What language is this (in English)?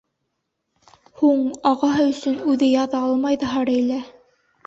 Bashkir